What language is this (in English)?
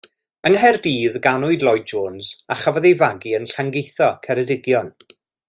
Welsh